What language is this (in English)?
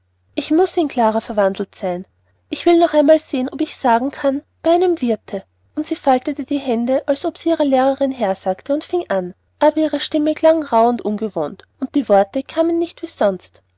German